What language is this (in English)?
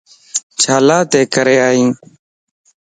Lasi